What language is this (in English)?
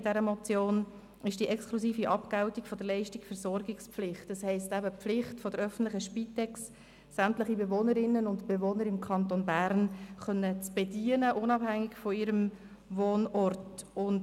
Swiss German